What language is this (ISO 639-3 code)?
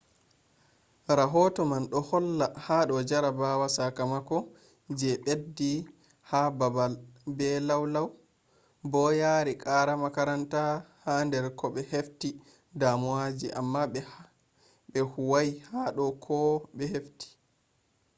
ful